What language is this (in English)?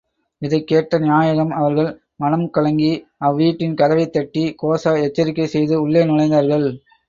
Tamil